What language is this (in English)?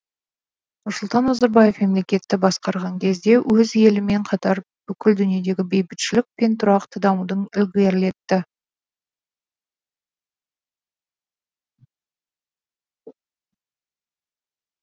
Kazakh